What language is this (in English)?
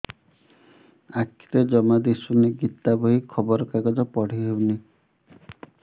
Odia